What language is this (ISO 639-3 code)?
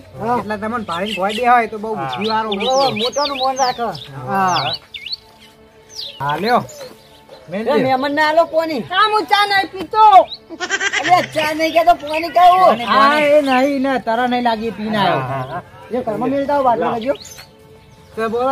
guj